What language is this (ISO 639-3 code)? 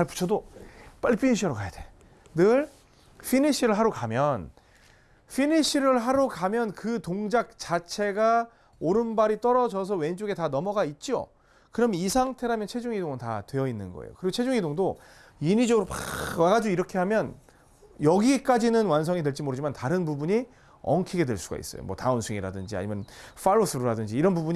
kor